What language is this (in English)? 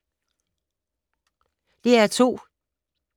Danish